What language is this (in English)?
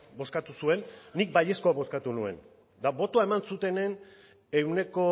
Basque